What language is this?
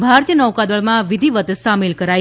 Gujarati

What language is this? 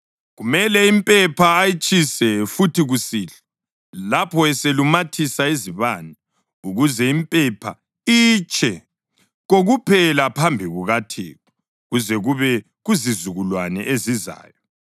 North Ndebele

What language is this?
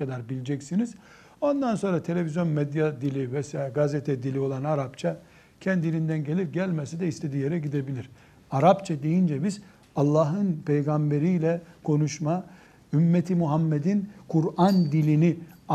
Turkish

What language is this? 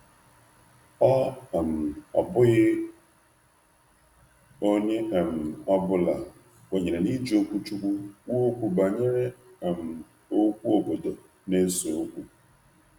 Igbo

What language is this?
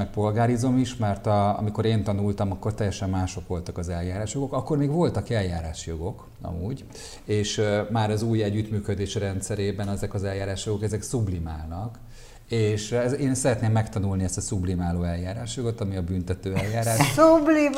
Hungarian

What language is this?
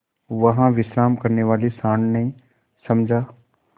Hindi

